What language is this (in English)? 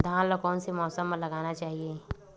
Chhattisgarhi